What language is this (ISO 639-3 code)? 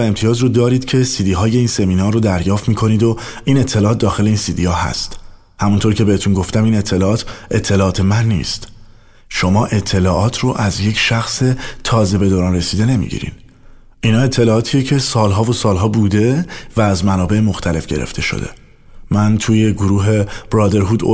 fas